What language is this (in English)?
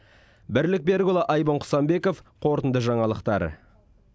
Kazakh